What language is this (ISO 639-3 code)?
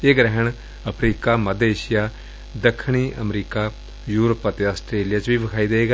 pan